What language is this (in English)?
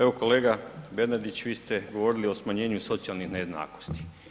Croatian